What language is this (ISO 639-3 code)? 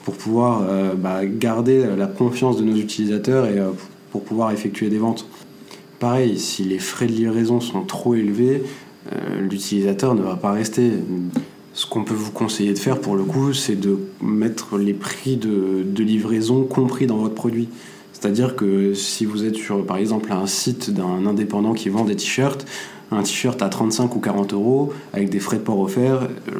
fra